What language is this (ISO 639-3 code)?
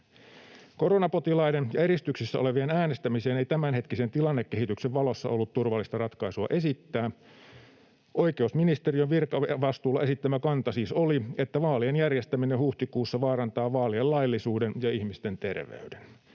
fin